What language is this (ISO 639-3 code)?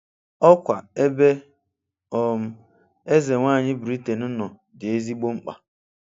ibo